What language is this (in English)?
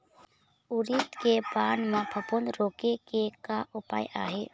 Chhattisgarhi